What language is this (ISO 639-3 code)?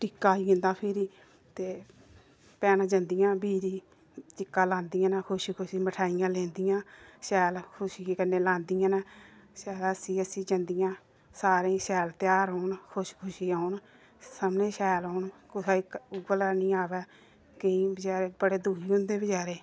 doi